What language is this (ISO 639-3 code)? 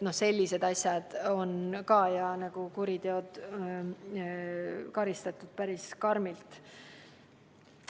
est